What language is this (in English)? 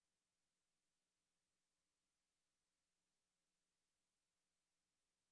English